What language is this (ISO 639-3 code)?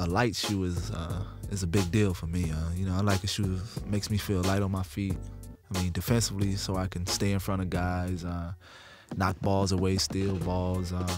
eng